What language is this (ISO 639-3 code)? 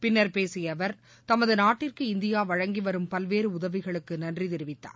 tam